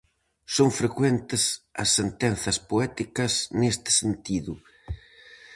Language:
Galician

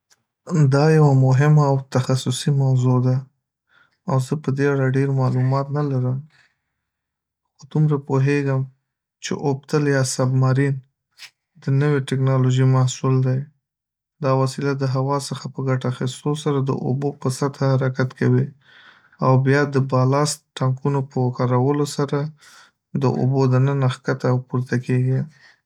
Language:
Pashto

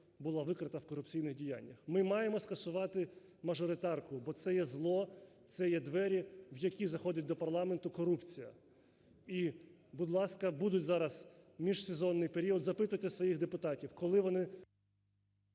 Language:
Ukrainian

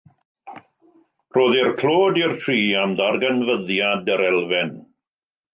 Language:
Welsh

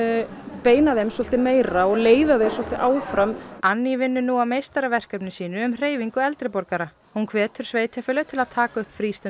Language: Icelandic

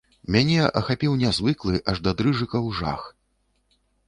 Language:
Belarusian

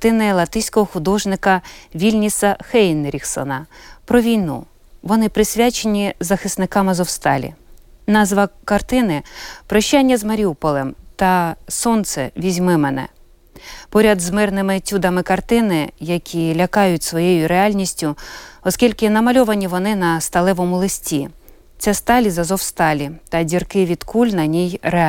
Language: Ukrainian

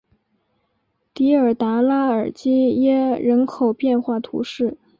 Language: Chinese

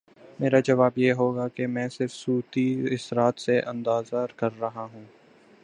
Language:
Urdu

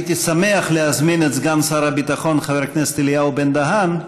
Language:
Hebrew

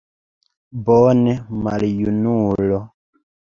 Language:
Esperanto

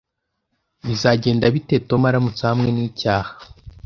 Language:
Kinyarwanda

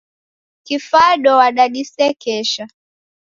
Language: Taita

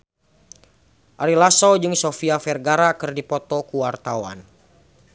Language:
Sundanese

